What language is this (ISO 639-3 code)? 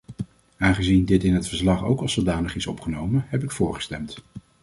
nld